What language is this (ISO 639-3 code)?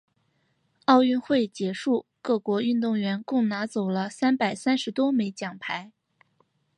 zho